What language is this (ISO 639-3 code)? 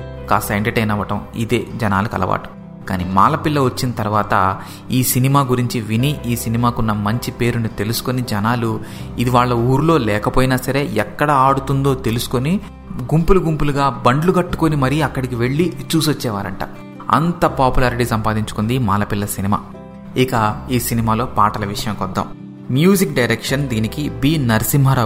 tel